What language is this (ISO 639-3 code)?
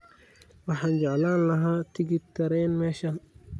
som